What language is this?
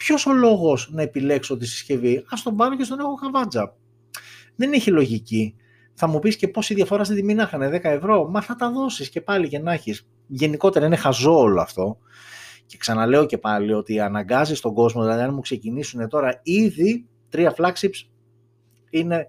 Greek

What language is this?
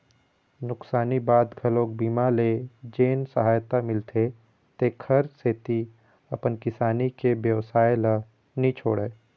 Chhattisgarhi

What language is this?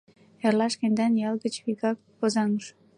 Mari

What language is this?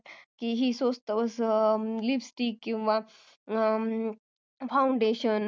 Marathi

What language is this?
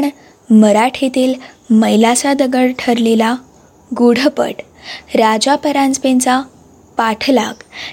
Marathi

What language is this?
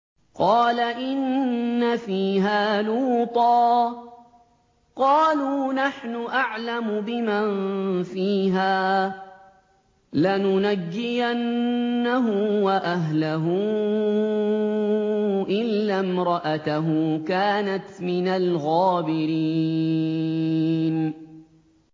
Arabic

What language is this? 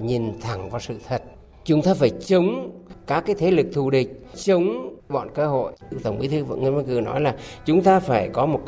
Vietnamese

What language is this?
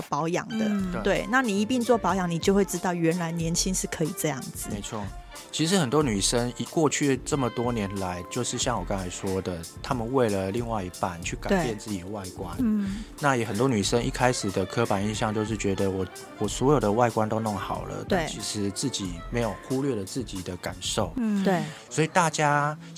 Chinese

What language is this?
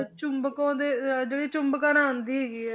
Punjabi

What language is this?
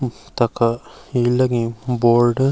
Garhwali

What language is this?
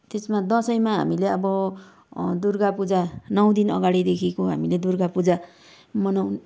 Nepali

